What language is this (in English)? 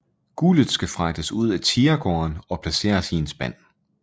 Danish